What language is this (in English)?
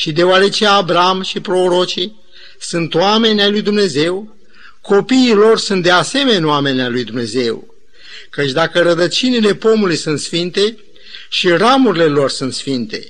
Romanian